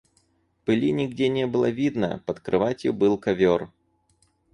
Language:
Russian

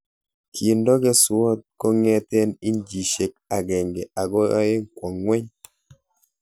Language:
Kalenjin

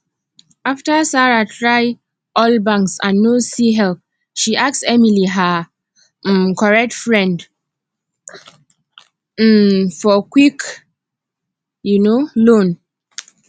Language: Nigerian Pidgin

